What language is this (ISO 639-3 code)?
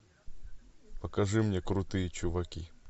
rus